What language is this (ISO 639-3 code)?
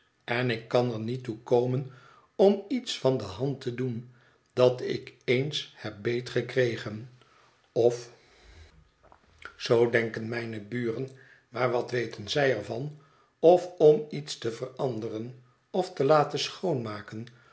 nld